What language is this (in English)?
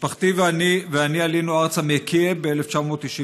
Hebrew